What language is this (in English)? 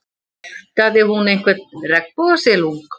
Icelandic